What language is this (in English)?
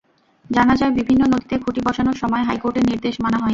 Bangla